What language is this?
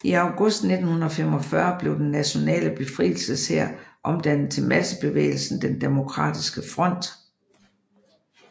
Danish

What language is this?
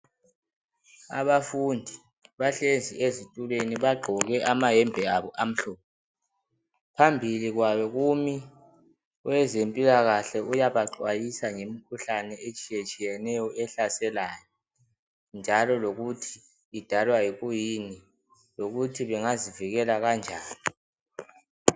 North Ndebele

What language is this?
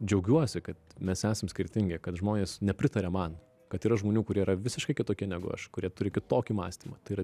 Lithuanian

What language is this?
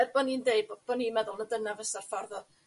Welsh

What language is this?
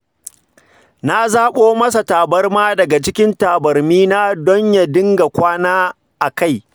Hausa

